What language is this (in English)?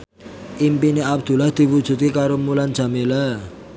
Javanese